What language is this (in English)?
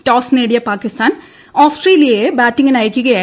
Malayalam